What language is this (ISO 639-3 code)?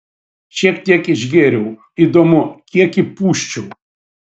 lit